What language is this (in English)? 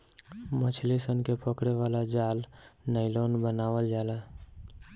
Bhojpuri